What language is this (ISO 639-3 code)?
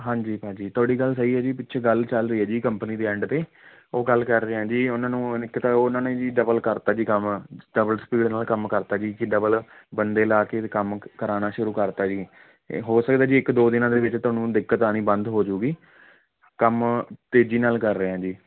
pan